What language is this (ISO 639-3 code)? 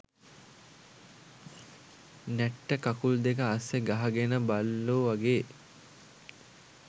sin